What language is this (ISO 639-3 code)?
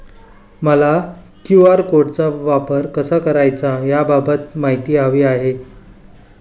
mar